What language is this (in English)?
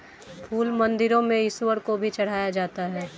Hindi